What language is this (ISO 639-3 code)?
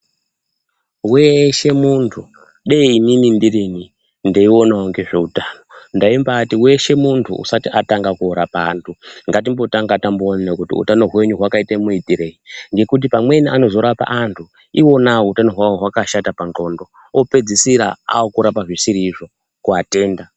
ndc